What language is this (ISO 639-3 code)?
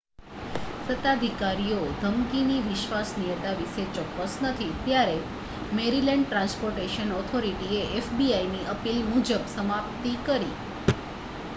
guj